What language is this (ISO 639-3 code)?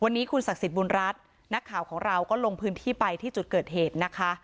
tha